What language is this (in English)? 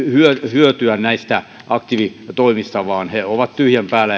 Finnish